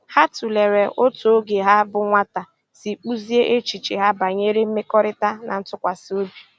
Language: Igbo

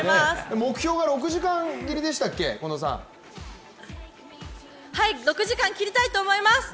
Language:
Japanese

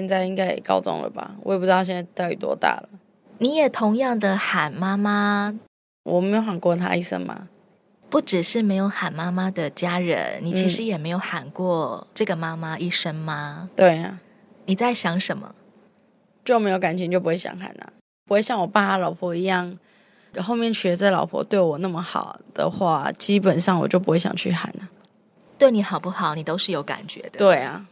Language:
Chinese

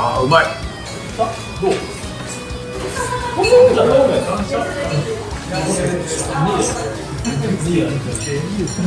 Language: Japanese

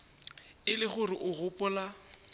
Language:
Northern Sotho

